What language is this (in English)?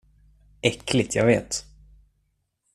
Swedish